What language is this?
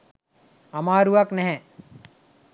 Sinhala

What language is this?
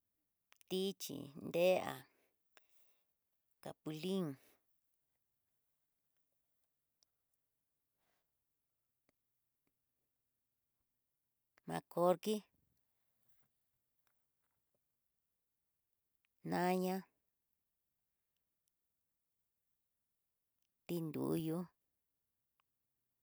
Tidaá Mixtec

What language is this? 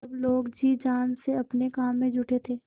Hindi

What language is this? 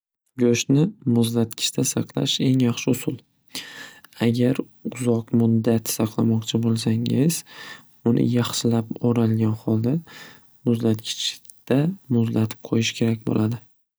Uzbek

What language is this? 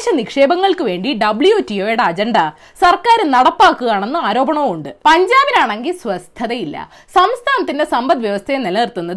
Malayalam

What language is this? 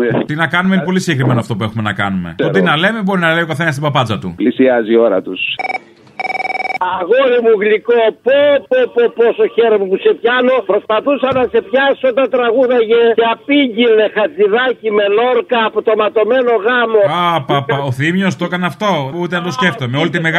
Greek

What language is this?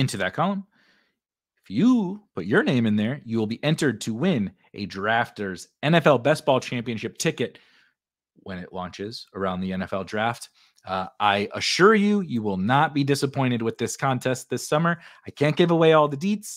English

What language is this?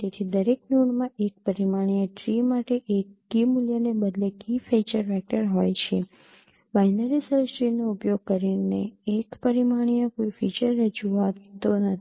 Gujarati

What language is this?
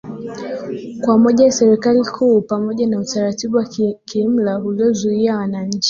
Swahili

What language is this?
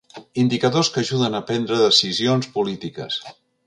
Catalan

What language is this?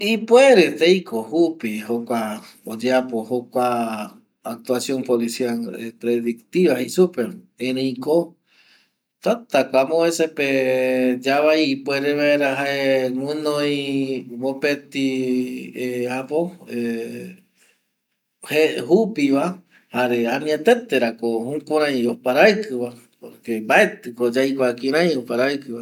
Eastern Bolivian Guaraní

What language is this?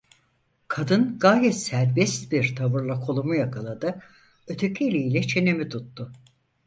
Turkish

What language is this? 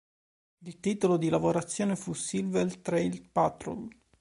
Italian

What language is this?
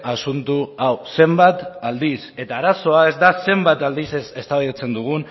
Basque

